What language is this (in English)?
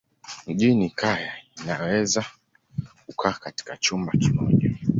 Swahili